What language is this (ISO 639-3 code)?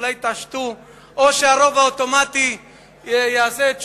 heb